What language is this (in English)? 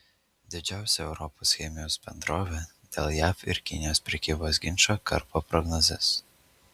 Lithuanian